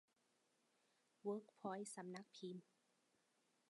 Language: Thai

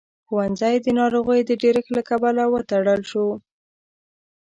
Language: Pashto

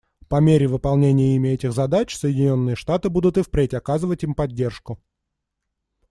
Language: Russian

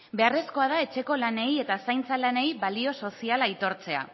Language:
Basque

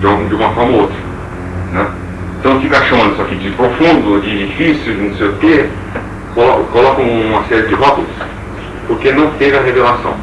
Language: Portuguese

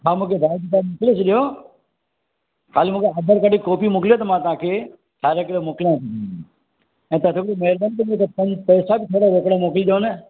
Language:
Sindhi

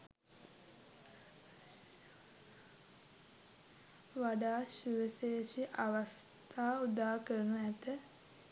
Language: Sinhala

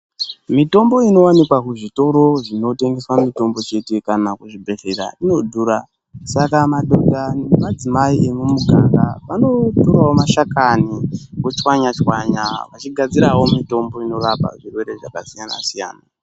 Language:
Ndau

